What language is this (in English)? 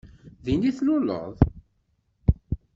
Kabyle